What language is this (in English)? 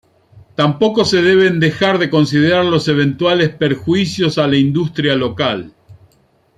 Spanish